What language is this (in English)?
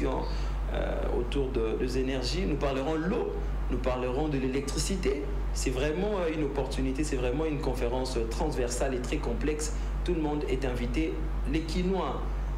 French